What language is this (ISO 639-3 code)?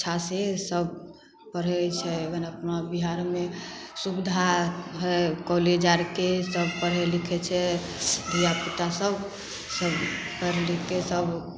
mai